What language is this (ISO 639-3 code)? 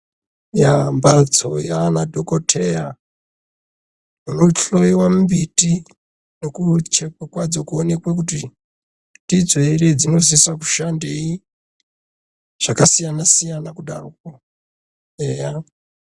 ndc